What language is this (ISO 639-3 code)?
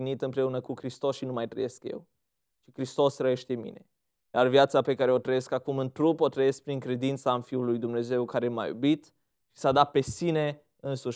ron